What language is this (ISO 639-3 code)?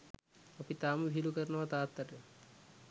sin